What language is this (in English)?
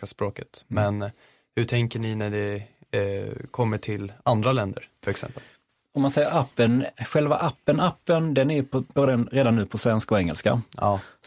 Swedish